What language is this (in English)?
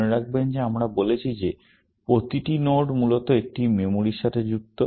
Bangla